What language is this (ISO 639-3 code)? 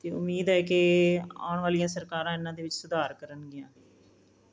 pan